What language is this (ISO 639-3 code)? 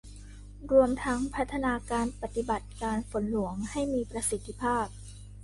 tha